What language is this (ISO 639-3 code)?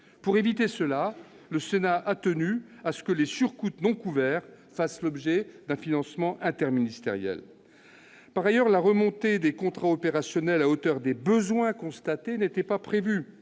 fra